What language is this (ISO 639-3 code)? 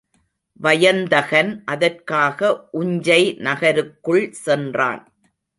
tam